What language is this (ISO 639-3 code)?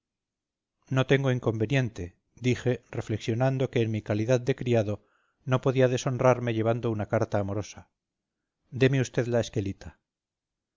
spa